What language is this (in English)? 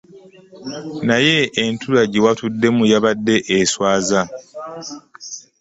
Ganda